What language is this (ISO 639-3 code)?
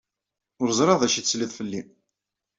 kab